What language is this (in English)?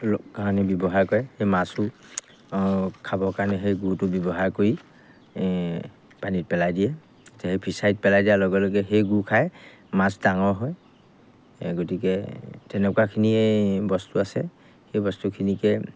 Assamese